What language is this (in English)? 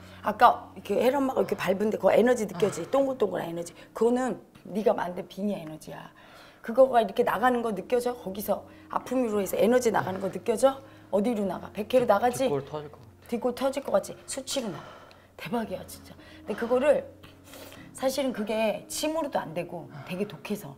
Korean